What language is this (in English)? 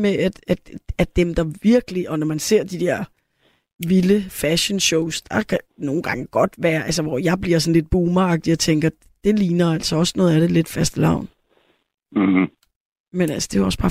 Danish